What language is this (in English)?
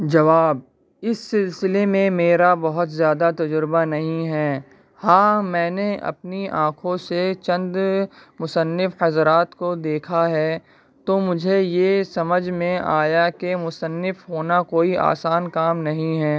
Urdu